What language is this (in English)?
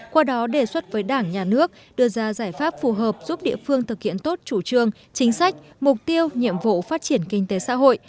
Vietnamese